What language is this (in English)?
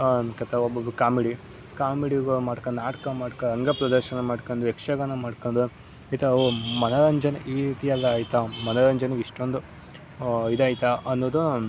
Kannada